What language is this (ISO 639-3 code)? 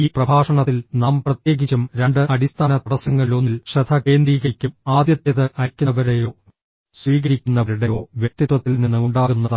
mal